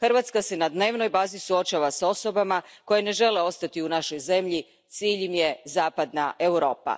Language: Croatian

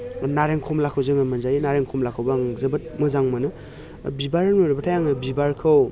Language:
Bodo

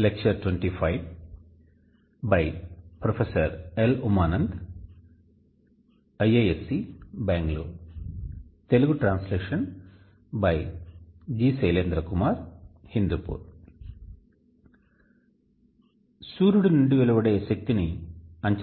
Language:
Telugu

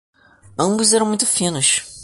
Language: Portuguese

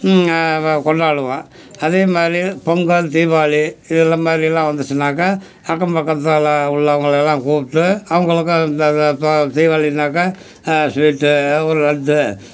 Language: Tamil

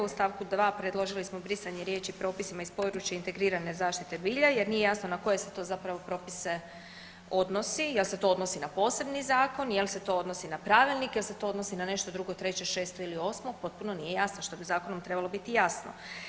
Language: Croatian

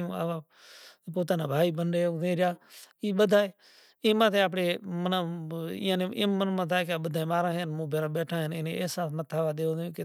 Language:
Kachi Koli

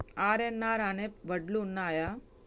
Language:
Telugu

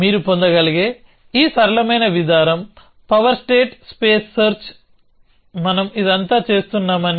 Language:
Telugu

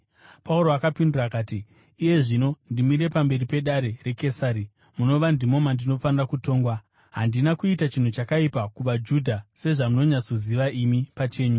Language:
Shona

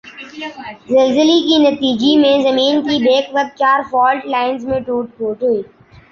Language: Urdu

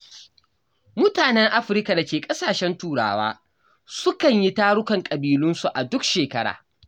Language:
Hausa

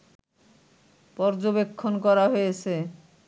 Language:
Bangla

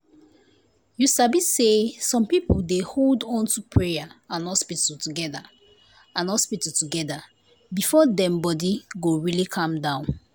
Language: Nigerian Pidgin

